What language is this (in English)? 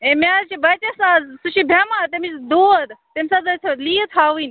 Kashmiri